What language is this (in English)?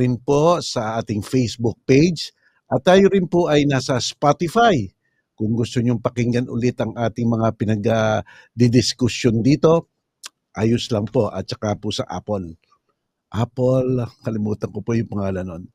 Filipino